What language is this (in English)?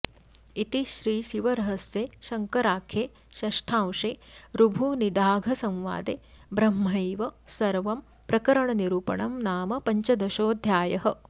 Sanskrit